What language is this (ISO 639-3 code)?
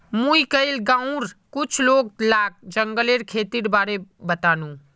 mag